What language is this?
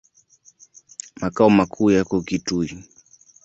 Swahili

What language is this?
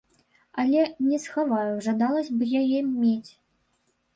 Belarusian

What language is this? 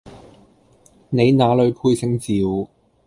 Cantonese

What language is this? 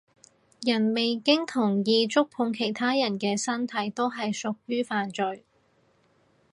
Cantonese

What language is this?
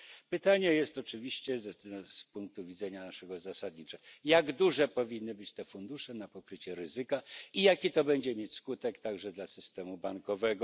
Polish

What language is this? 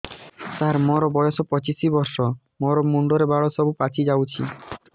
Odia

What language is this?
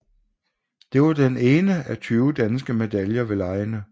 Danish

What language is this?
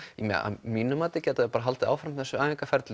Icelandic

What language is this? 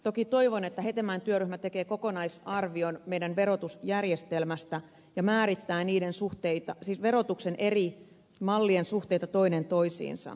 Finnish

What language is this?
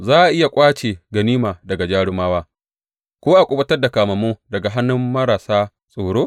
Hausa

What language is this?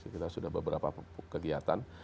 Indonesian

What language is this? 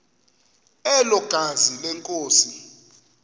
Xhosa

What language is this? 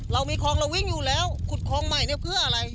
Thai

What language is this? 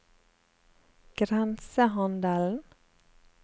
Norwegian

